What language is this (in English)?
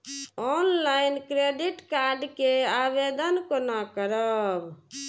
Maithili